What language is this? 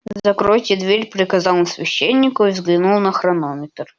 Russian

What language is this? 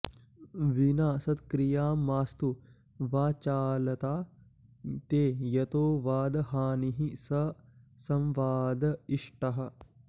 Sanskrit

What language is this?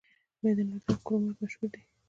Pashto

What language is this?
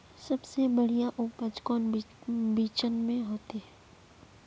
Magahi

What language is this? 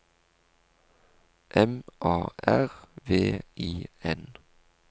Norwegian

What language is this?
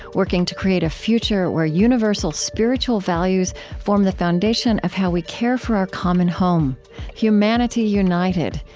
English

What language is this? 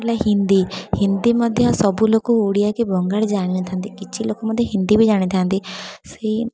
Odia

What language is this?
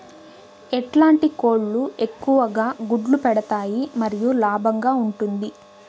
Telugu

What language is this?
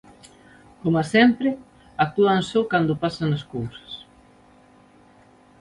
Galician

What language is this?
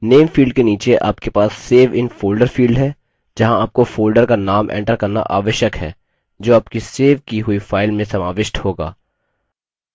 Hindi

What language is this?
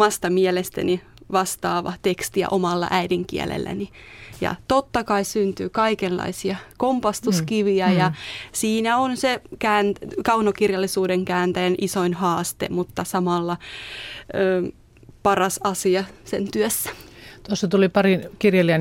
Finnish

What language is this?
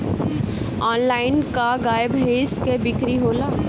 Bhojpuri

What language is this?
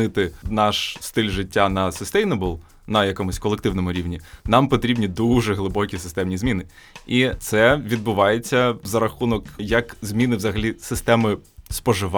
Ukrainian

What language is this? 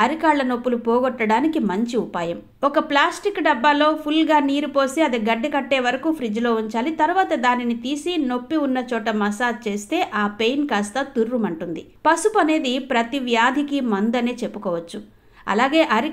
Romanian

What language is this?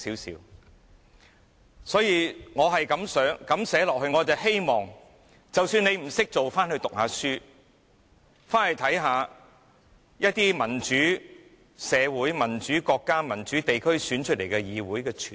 Cantonese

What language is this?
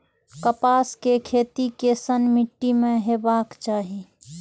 Maithili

